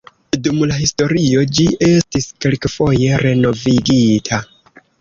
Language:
Esperanto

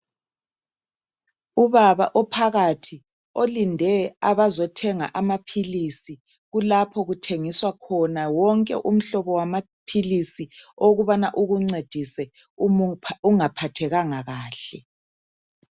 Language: North Ndebele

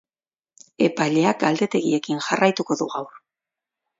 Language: Basque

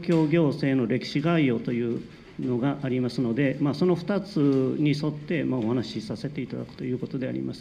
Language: Japanese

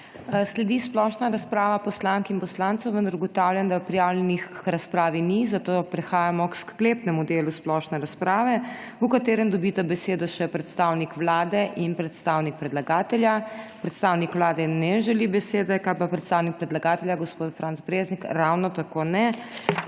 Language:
Slovenian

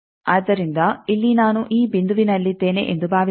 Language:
Kannada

